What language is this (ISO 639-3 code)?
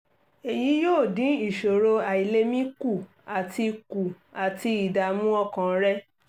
yor